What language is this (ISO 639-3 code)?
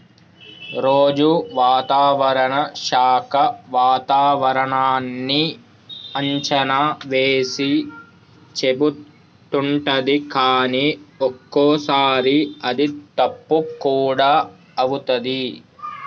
tel